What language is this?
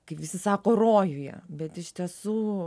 Lithuanian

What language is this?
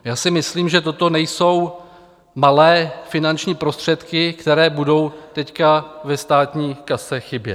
Czech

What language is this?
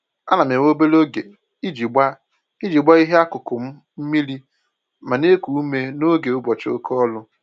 Igbo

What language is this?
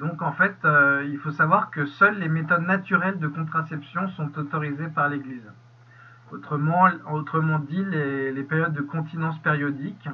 French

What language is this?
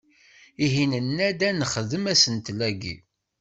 Kabyle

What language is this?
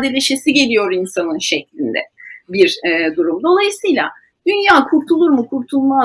Turkish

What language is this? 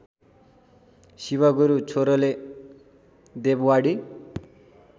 Nepali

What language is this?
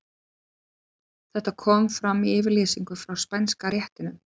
Icelandic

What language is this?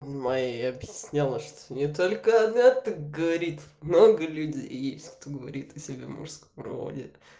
Russian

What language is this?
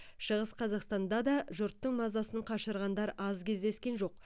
Kazakh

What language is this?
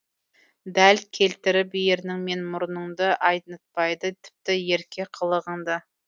Kazakh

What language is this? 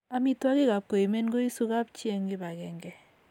Kalenjin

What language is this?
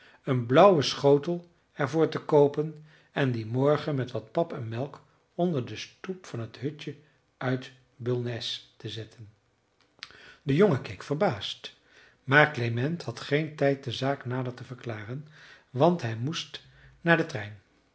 Dutch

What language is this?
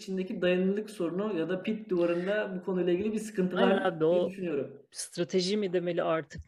Turkish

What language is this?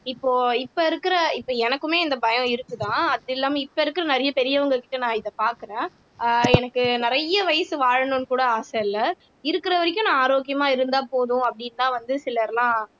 Tamil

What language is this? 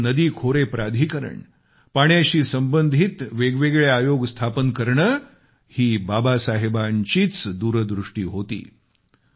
Marathi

